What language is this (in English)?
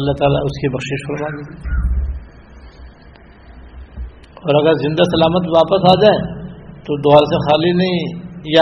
Urdu